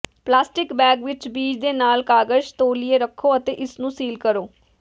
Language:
Punjabi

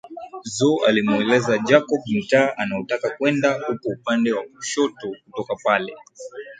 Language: Swahili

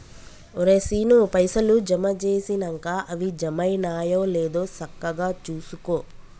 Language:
Telugu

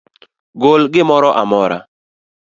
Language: Luo (Kenya and Tanzania)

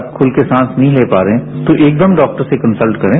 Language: Hindi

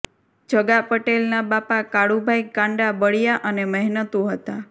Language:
Gujarati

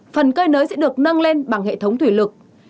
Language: Vietnamese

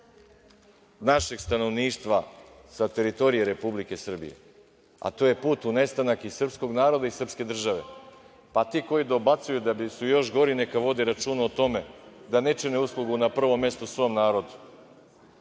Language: Serbian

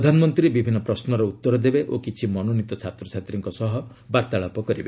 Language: Odia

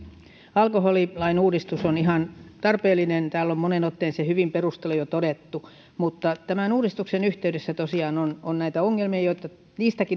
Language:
Finnish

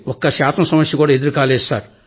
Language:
Telugu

